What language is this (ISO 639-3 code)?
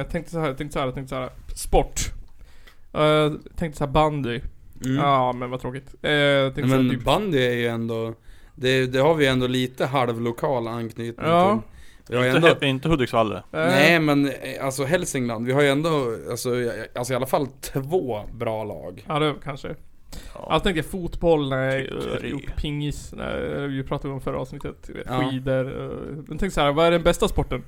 swe